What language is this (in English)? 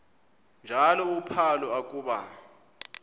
Xhosa